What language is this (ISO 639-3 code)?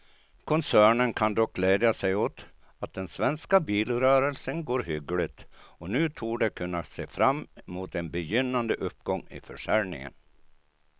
swe